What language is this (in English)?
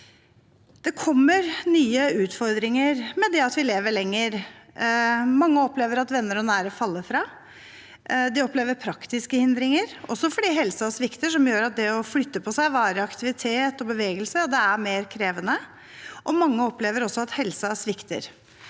Norwegian